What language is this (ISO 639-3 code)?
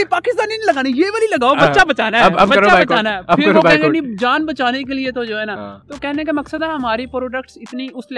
urd